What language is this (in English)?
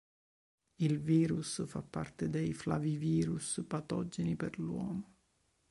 Italian